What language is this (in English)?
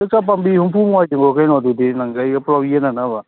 Manipuri